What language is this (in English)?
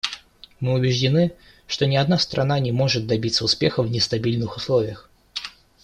Russian